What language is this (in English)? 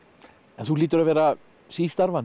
Icelandic